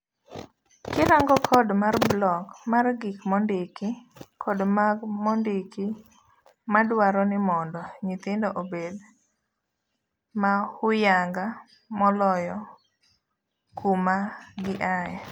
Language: Luo (Kenya and Tanzania)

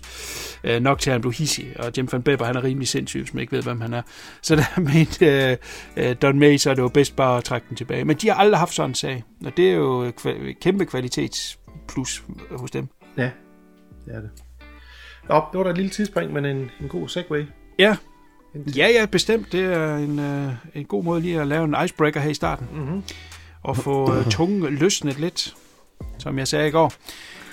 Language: Danish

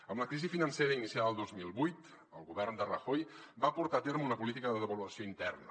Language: Catalan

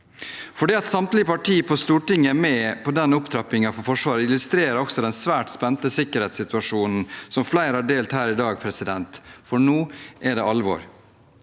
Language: Norwegian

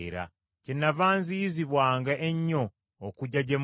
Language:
Ganda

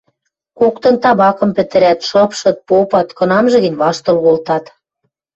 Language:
Western Mari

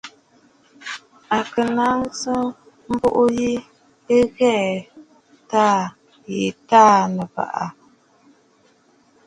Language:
Bafut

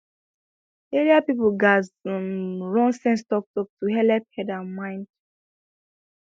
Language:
Nigerian Pidgin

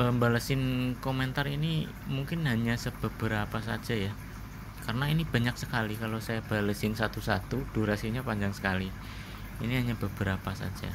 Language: Indonesian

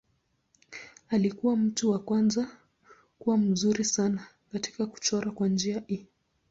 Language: Swahili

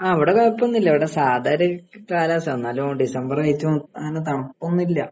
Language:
Malayalam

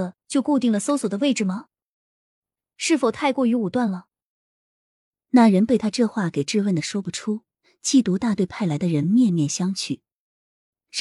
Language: Chinese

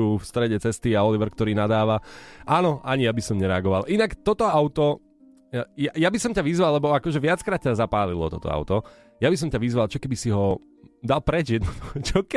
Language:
Slovak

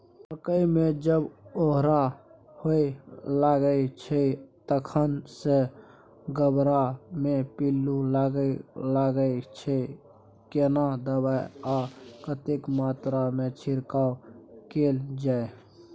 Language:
Maithili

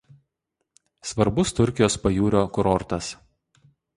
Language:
Lithuanian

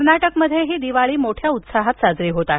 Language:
Marathi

